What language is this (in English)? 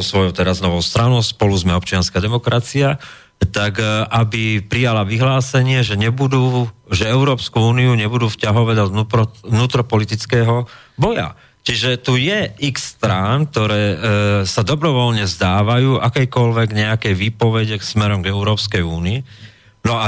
Slovak